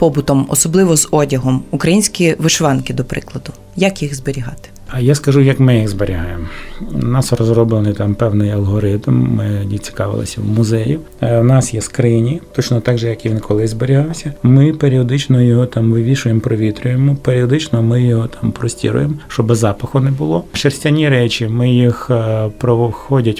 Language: Ukrainian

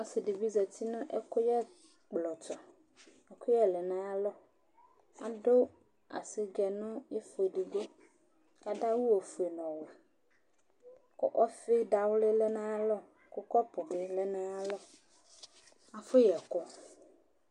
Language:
Ikposo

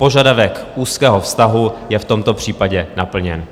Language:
Czech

